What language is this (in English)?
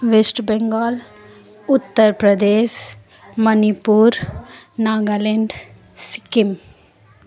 Nepali